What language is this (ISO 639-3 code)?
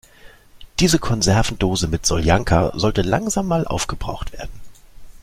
deu